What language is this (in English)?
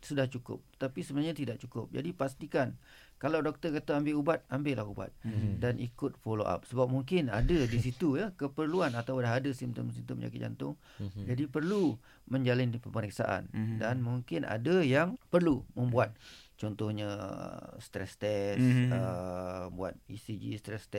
Malay